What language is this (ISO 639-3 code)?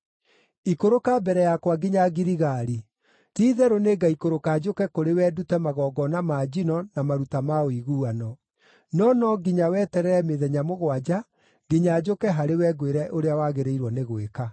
kik